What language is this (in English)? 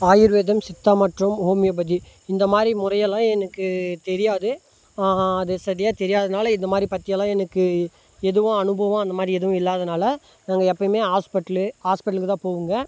Tamil